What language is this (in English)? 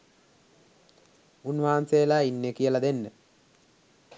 Sinhala